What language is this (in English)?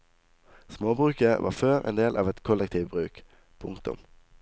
Norwegian